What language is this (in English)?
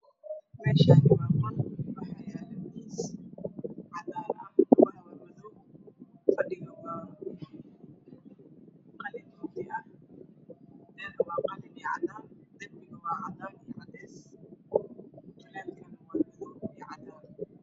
Somali